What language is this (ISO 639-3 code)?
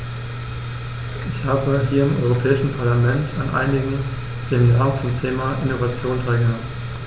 deu